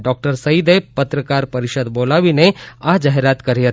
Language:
Gujarati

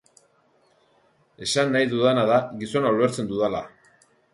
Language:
Basque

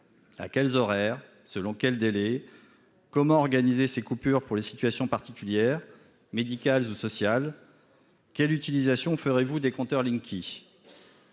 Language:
French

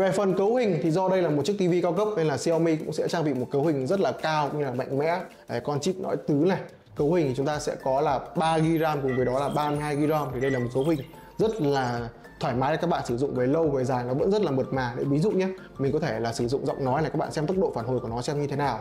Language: Vietnamese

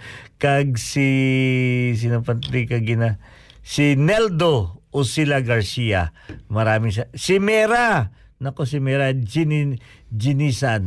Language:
Filipino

